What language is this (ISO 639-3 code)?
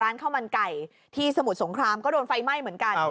tha